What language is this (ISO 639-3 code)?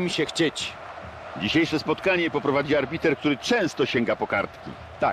pol